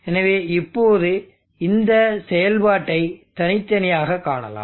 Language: Tamil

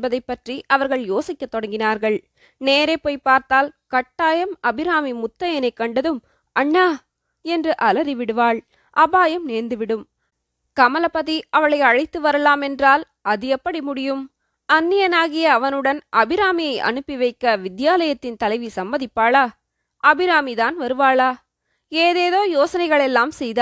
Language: Tamil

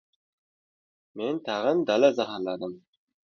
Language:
Uzbek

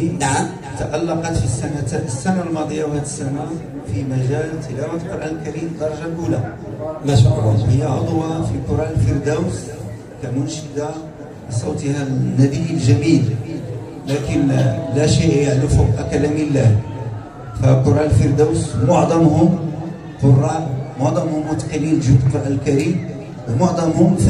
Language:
Arabic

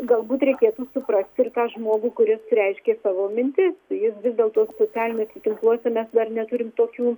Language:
Lithuanian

